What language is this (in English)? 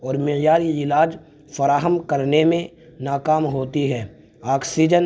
Urdu